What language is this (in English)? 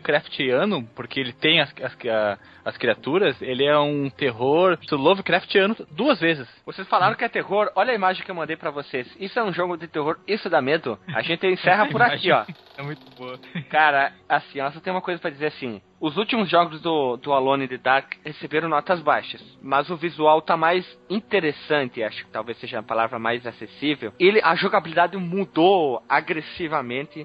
Portuguese